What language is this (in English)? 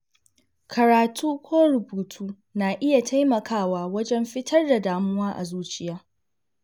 Hausa